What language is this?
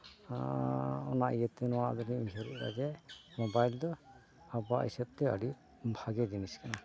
Santali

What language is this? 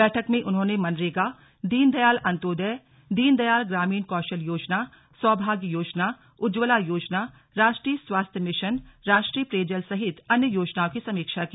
Hindi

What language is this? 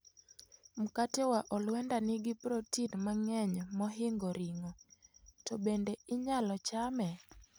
Luo (Kenya and Tanzania)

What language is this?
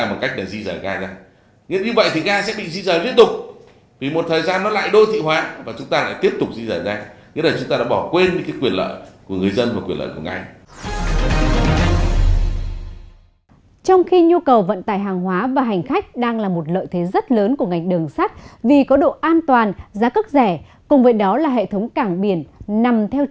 Vietnamese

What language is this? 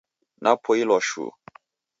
Taita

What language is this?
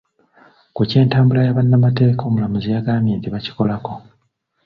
Ganda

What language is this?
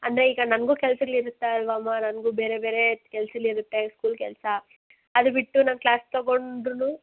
Kannada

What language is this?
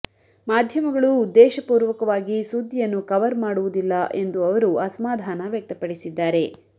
Kannada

